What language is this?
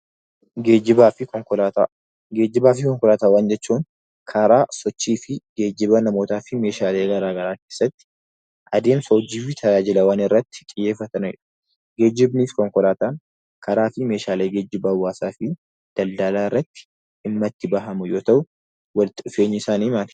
Oromo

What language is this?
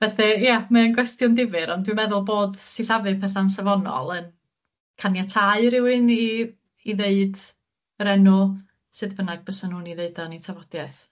Welsh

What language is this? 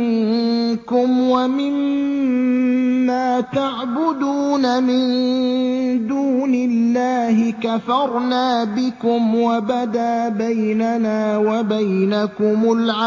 Arabic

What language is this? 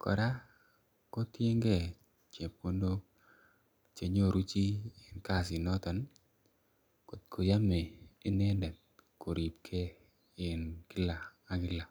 Kalenjin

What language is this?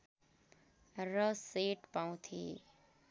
Nepali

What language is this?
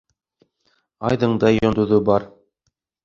Bashkir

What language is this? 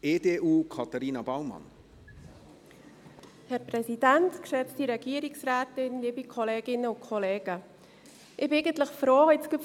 Swiss German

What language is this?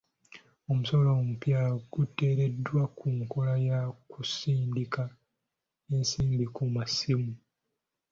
Ganda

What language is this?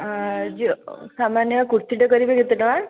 Odia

